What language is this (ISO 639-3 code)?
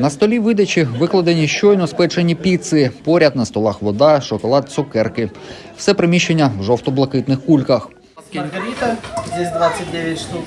ukr